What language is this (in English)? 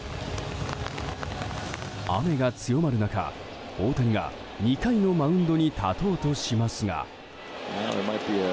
Japanese